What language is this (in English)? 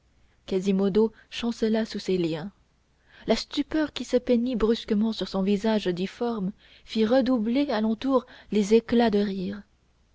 French